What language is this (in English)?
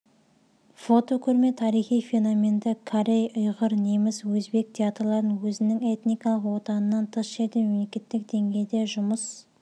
Kazakh